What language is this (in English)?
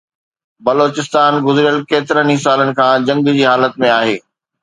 Sindhi